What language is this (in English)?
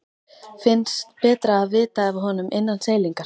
Icelandic